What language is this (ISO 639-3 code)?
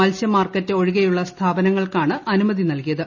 mal